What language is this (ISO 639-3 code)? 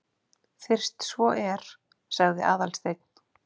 isl